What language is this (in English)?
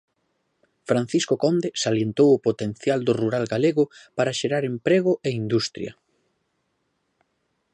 Galician